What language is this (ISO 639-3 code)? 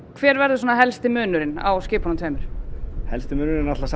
isl